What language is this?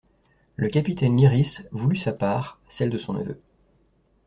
French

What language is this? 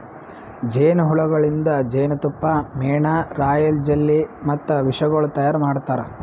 Kannada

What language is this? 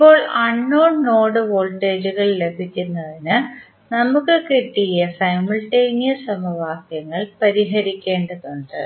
Malayalam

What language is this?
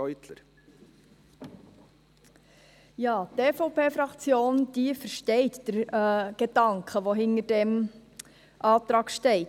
Swiss German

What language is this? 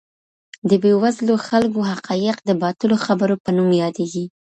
Pashto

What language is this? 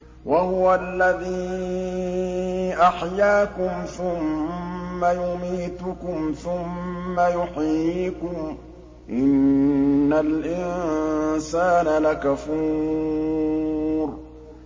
Arabic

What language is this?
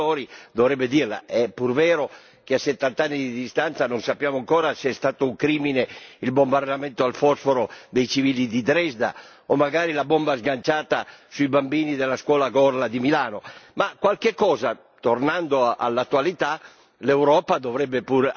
Italian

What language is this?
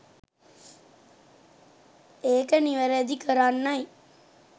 Sinhala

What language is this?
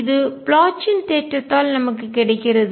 Tamil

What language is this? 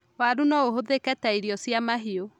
Kikuyu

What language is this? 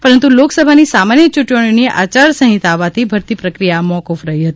Gujarati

